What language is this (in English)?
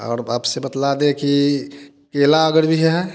Hindi